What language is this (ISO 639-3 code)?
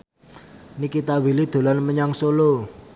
jav